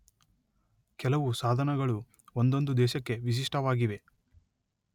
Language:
Kannada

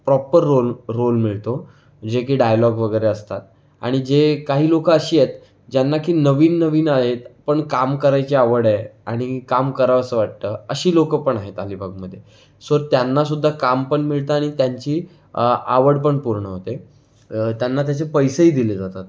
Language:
Marathi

